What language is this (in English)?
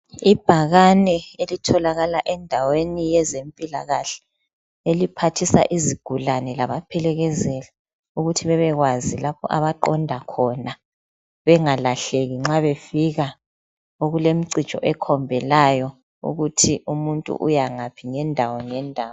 North Ndebele